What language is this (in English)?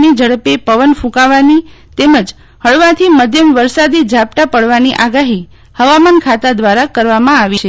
Gujarati